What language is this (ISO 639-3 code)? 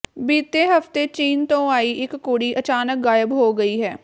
pan